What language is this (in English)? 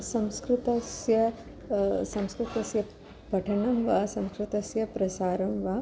Sanskrit